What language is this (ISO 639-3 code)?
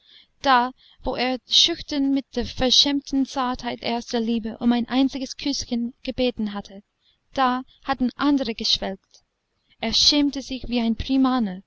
deu